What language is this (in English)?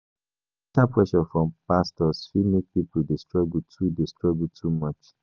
Nigerian Pidgin